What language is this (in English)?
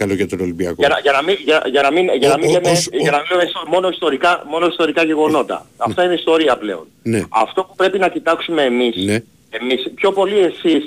Greek